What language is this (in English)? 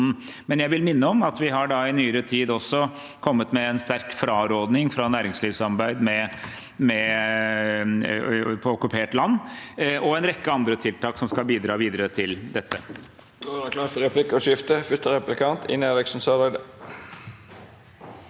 Norwegian